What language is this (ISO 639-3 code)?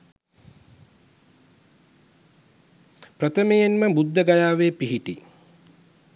sin